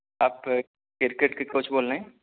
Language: Urdu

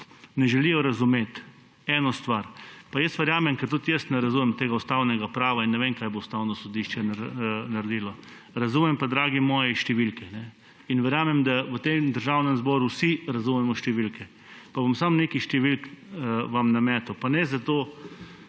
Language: Slovenian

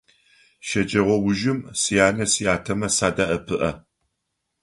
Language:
Adyghe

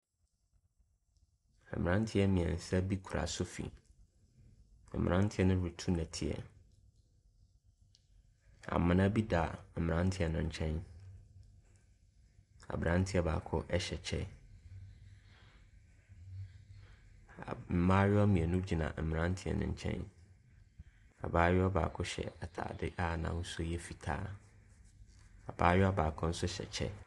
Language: Akan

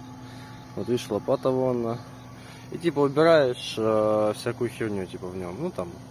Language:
Russian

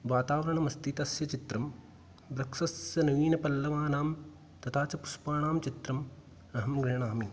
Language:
Sanskrit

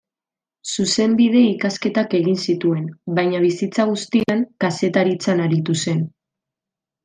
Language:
Basque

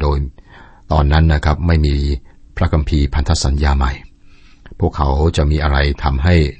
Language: Thai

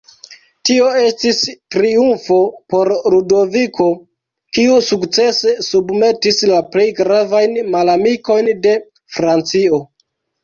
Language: Esperanto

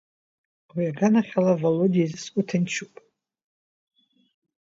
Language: Abkhazian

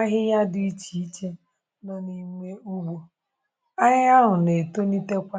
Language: Igbo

